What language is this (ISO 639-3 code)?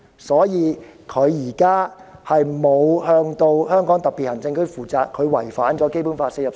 yue